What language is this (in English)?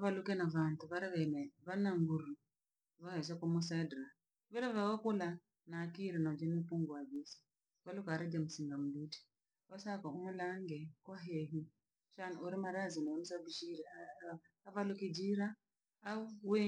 Langi